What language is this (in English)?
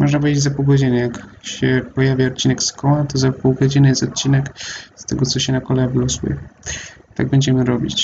Polish